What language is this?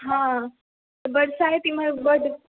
Maithili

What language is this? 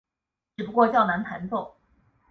Chinese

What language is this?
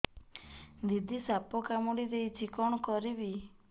Odia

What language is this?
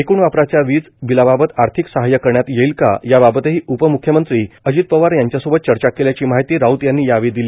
Marathi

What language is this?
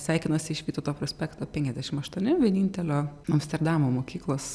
Lithuanian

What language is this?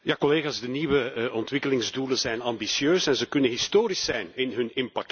Dutch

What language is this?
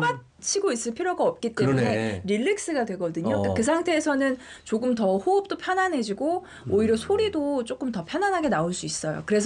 Korean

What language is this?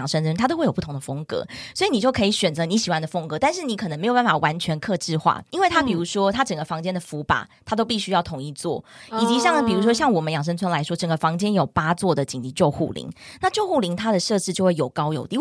Chinese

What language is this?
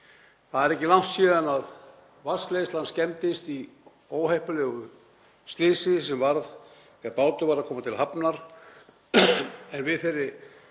Icelandic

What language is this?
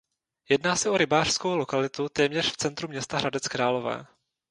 Czech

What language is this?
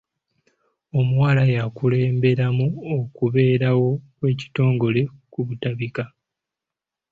Ganda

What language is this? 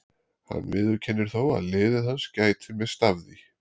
Icelandic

